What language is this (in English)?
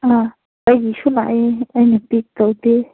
Manipuri